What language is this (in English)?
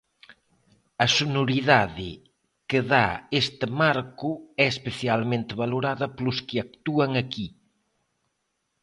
Galician